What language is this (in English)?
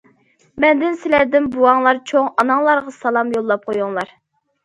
Uyghur